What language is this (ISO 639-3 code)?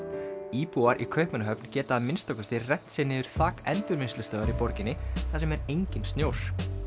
isl